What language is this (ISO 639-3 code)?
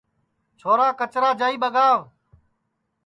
ssi